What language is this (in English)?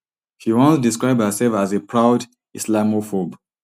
Nigerian Pidgin